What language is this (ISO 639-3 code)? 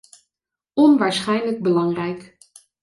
nld